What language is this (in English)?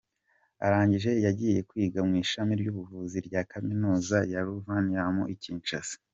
Kinyarwanda